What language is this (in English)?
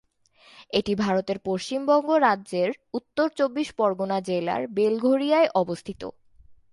Bangla